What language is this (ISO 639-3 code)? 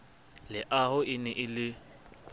sot